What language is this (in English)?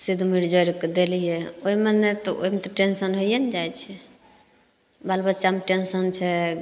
Maithili